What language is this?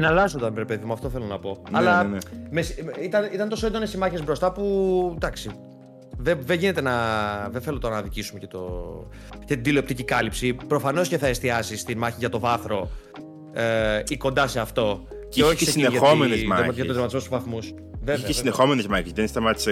Greek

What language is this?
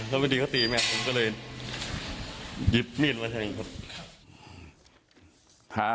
Thai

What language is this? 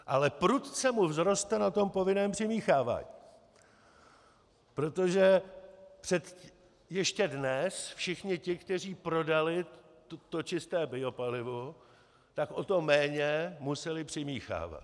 Czech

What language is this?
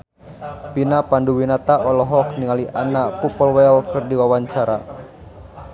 Sundanese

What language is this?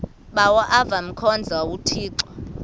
Xhosa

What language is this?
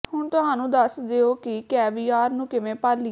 Punjabi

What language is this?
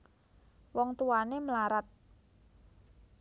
Javanese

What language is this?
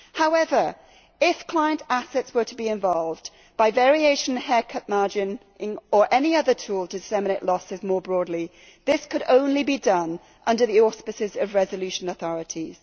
English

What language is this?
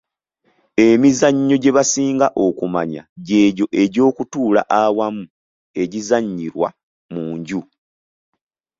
Ganda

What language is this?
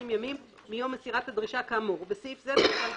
Hebrew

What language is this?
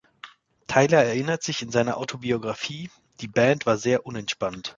German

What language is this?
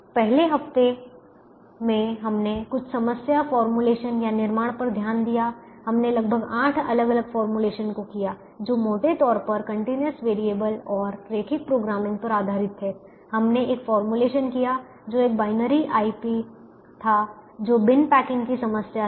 Hindi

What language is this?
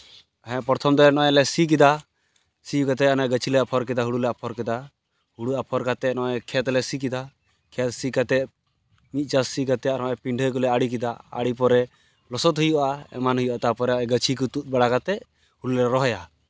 Santali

